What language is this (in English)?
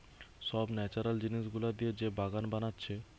Bangla